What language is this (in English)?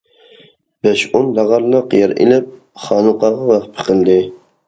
Uyghur